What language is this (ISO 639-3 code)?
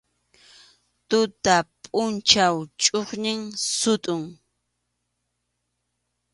qxu